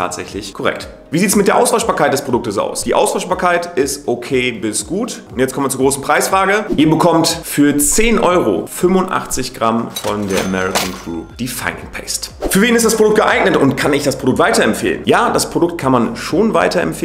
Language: German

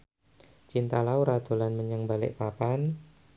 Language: Javanese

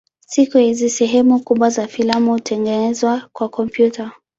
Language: Swahili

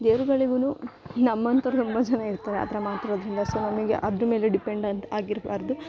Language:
Kannada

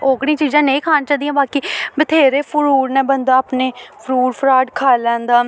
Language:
Dogri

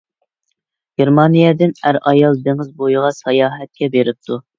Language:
Uyghur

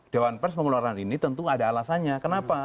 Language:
Indonesian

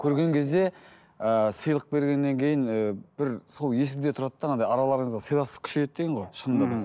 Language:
Kazakh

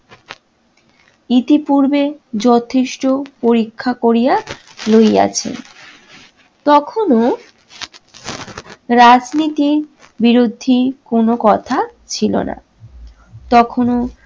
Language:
Bangla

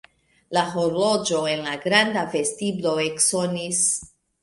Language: Esperanto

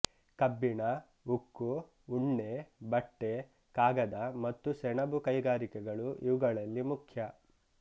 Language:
Kannada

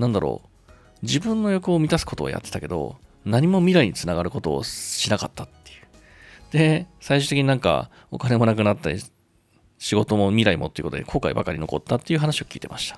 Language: Japanese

